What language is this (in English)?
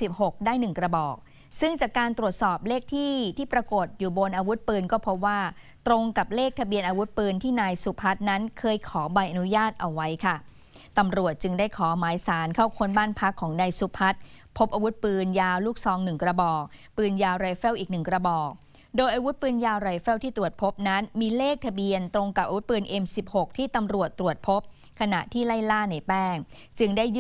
Thai